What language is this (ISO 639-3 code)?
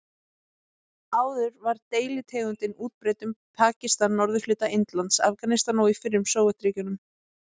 isl